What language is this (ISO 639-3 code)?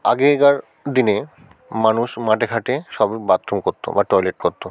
ben